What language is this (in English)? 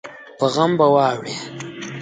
Pashto